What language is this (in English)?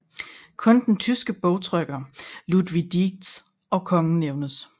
Danish